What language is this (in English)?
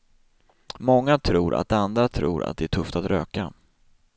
Swedish